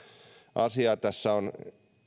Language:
Finnish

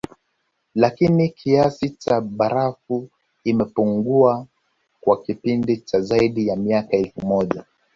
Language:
Swahili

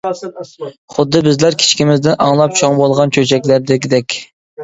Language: Uyghur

